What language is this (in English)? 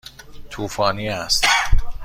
Persian